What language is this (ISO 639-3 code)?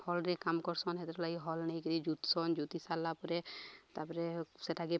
ori